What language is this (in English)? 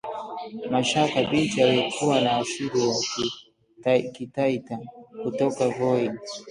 Swahili